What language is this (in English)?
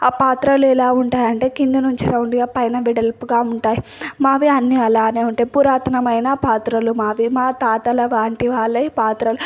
Telugu